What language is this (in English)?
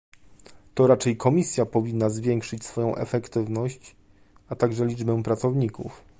Polish